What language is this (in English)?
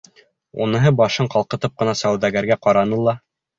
Bashkir